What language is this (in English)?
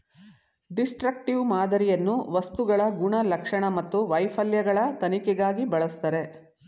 Kannada